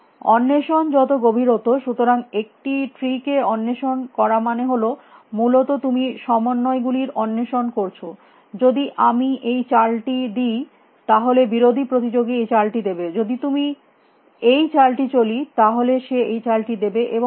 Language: Bangla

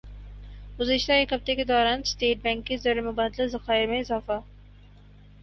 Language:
Urdu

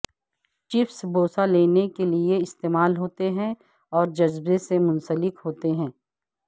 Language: Urdu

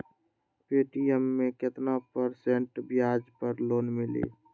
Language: Magahi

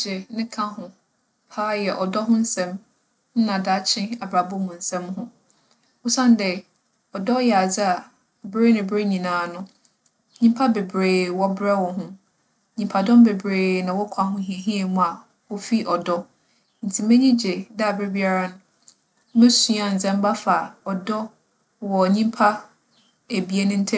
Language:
Akan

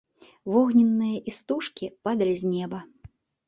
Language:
Belarusian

